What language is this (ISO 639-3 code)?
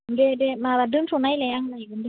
brx